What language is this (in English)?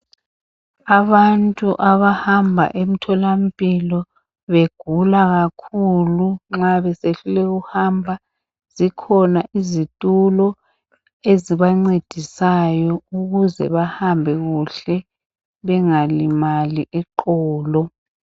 North Ndebele